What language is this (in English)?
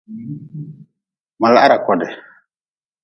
Nawdm